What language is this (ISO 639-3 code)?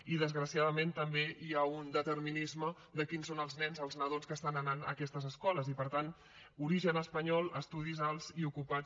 cat